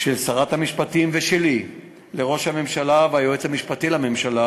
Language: Hebrew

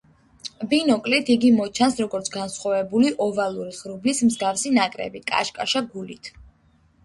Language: Georgian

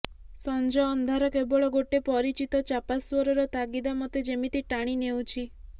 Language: Odia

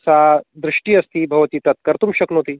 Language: Sanskrit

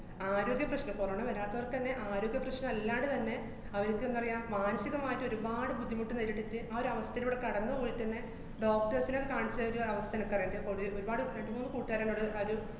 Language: Malayalam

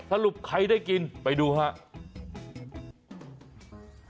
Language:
Thai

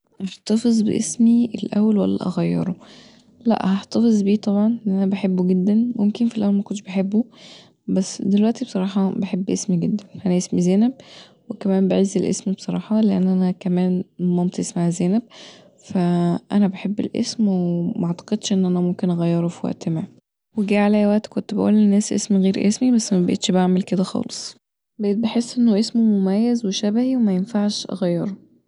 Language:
Egyptian Arabic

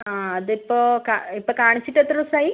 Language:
Malayalam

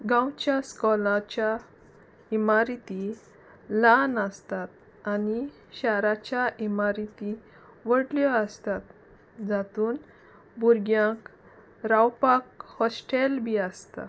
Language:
Konkani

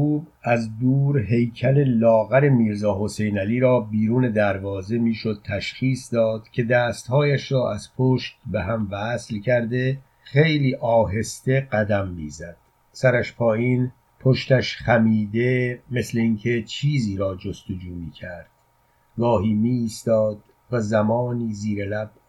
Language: Persian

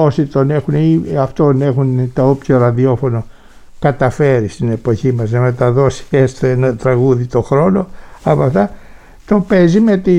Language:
Greek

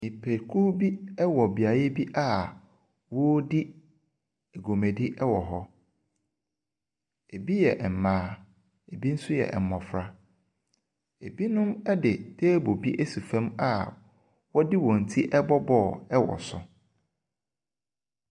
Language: Akan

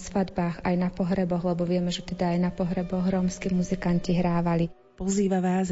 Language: Slovak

